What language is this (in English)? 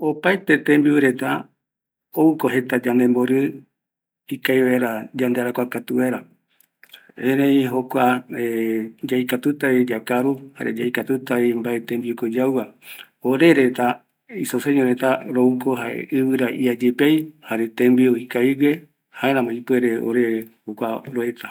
Eastern Bolivian Guaraní